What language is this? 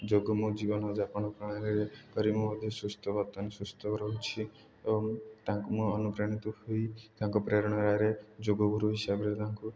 Odia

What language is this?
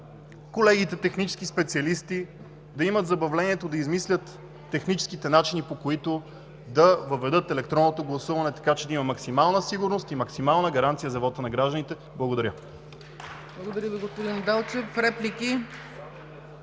Bulgarian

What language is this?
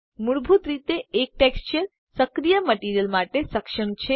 Gujarati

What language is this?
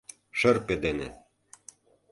Mari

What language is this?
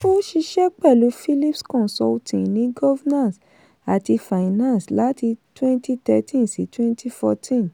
Yoruba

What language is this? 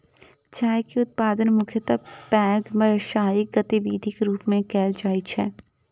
Maithili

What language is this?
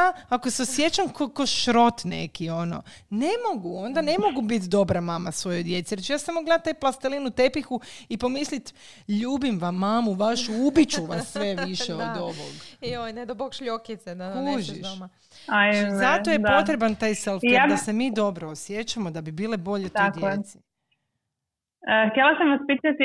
Croatian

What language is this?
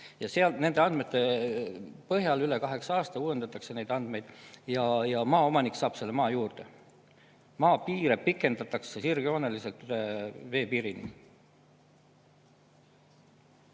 Estonian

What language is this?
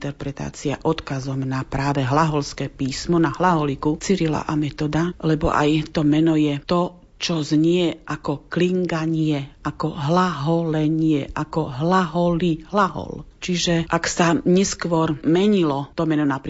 Slovak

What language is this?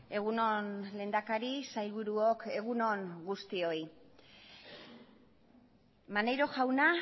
Basque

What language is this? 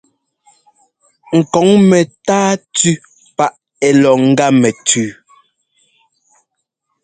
Ngomba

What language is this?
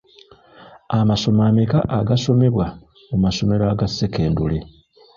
Ganda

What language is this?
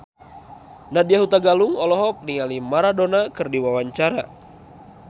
Sundanese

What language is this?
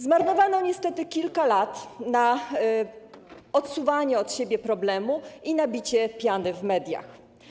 Polish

